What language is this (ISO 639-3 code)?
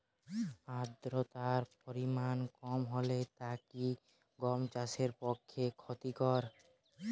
ben